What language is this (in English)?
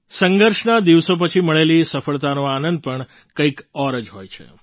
Gujarati